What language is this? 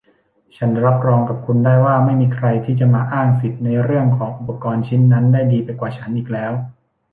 Thai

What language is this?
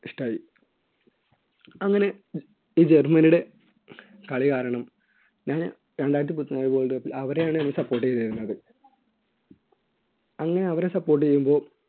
Malayalam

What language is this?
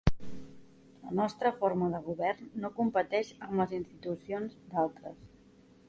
Catalan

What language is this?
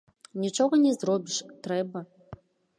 Belarusian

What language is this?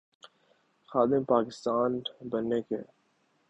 Urdu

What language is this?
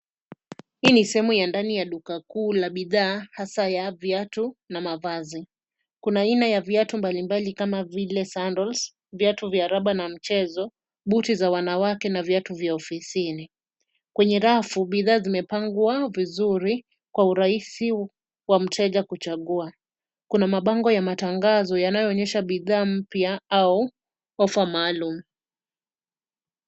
Swahili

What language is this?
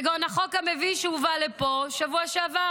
Hebrew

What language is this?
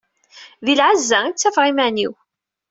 Kabyle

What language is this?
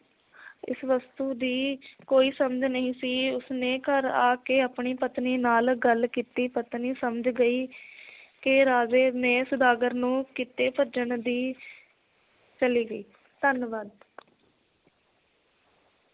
Punjabi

